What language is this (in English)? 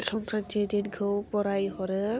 Bodo